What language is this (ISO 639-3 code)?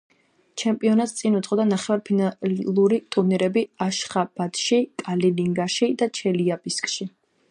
kat